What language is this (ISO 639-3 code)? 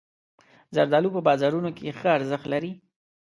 pus